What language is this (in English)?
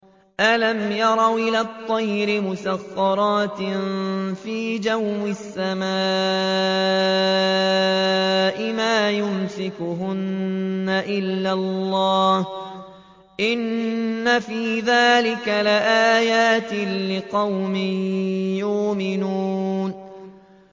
Arabic